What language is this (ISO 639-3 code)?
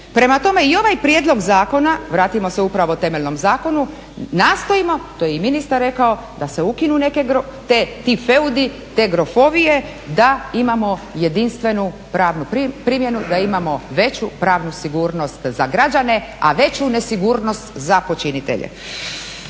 hrv